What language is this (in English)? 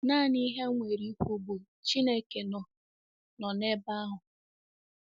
Igbo